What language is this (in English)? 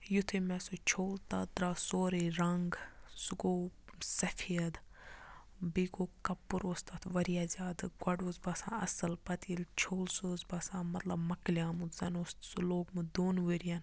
Kashmiri